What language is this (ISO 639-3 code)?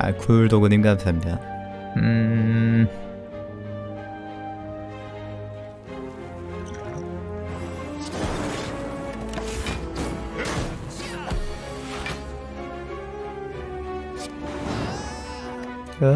kor